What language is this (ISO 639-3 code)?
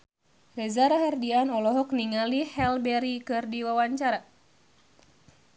sun